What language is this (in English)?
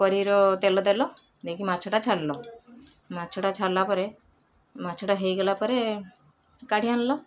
Odia